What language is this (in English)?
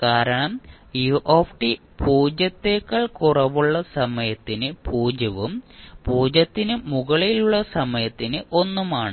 Malayalam